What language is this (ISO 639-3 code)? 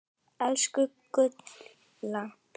isl